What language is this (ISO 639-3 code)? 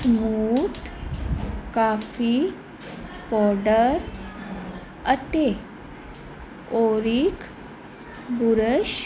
pan